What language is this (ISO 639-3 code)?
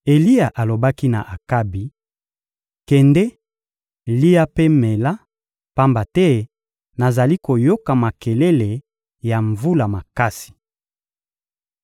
lin